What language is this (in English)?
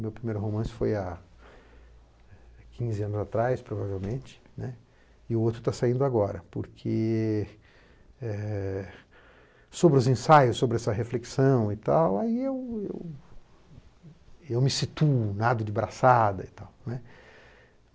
Portuguese